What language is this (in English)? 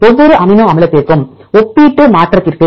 Tamil